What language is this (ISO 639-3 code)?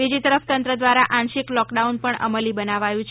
guj